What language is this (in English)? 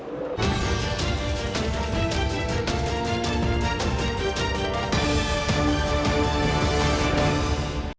Ukrainian